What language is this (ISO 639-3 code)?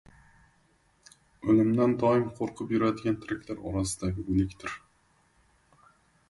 uzb